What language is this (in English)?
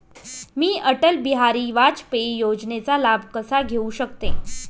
Marathi